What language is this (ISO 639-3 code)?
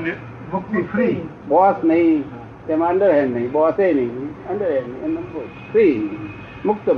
guj